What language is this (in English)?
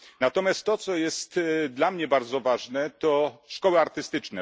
Polish